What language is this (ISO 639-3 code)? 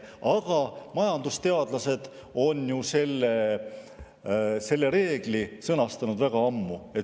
est